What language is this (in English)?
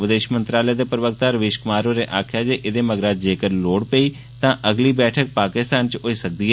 Dogri